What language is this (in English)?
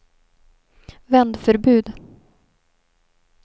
Swedish